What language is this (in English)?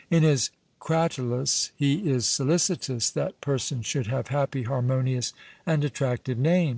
English